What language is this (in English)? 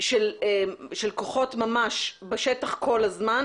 Hebrew